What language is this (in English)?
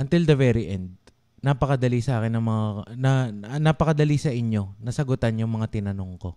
Filipino